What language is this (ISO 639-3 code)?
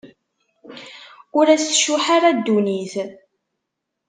kab